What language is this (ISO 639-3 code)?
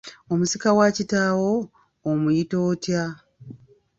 lug